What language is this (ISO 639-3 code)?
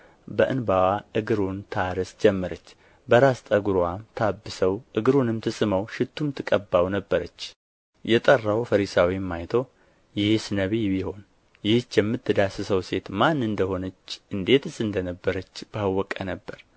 amh